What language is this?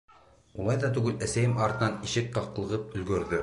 Bashkir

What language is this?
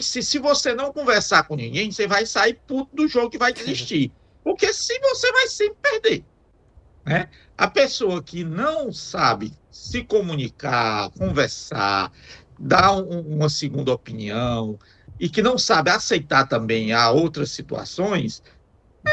Portuguese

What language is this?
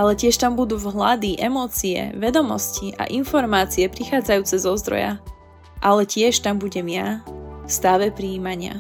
Slovak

